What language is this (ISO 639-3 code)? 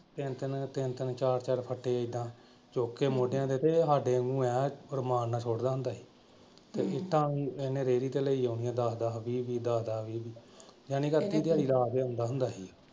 pan